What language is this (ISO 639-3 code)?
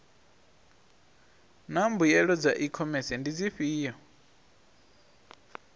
ven